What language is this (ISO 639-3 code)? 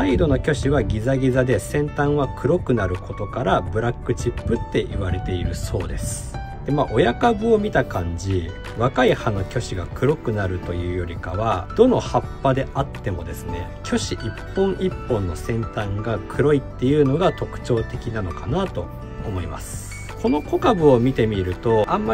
jpn